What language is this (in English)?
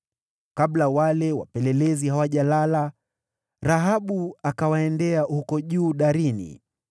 Swahili